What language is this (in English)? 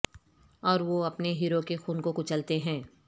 Urdu